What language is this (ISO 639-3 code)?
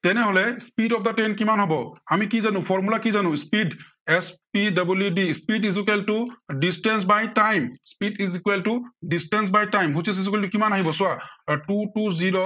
asm